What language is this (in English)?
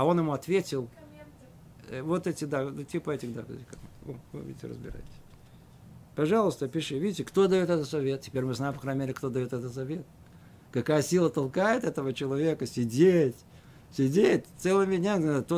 Russian